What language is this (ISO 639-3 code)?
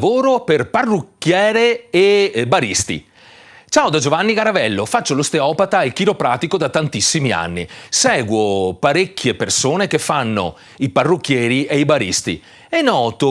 ita